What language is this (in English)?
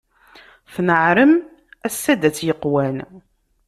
Kabyle